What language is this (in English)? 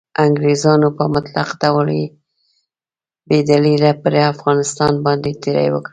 Pashto